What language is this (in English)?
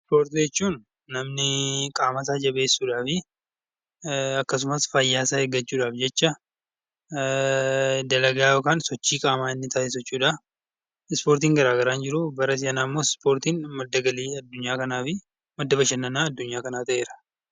Oromo